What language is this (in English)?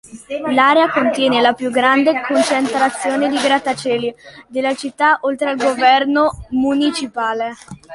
Italian